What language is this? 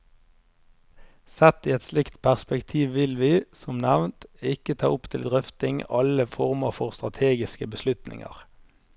Norwegian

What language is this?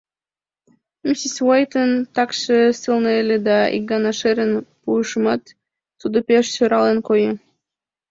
Mari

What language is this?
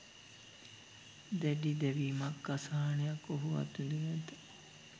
Sinhala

